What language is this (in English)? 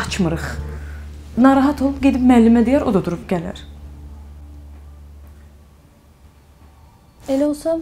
Turkish